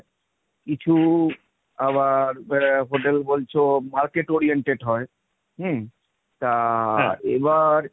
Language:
Bangla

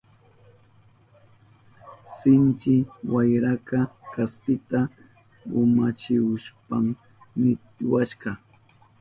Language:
Southern Pastaza Quechua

